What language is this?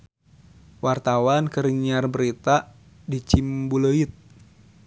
Sundanese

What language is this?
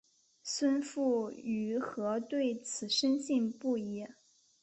Chinese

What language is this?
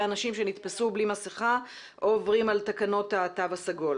Hebrew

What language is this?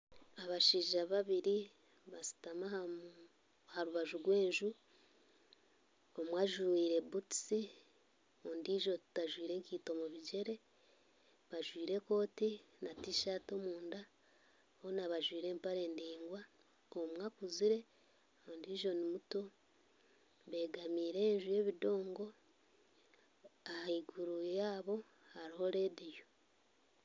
Nyankole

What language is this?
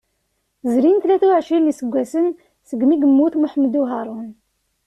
Kabyle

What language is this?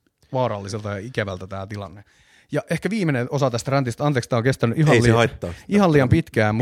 Finnish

